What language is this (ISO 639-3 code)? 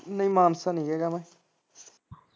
pan